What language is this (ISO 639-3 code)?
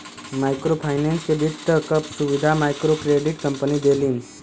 bho